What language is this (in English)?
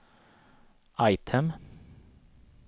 Swedish